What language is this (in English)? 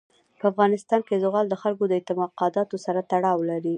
Pashto